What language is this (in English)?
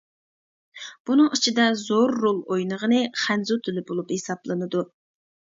Uyghur